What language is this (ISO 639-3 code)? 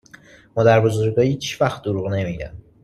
fas